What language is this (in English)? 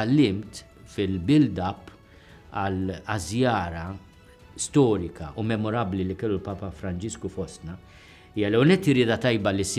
Arabic